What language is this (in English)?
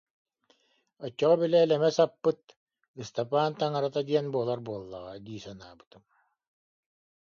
Yakut